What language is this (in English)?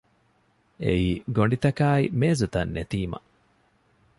Divehi